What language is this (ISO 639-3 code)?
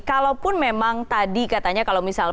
ind